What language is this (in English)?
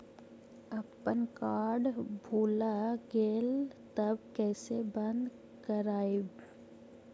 Magahi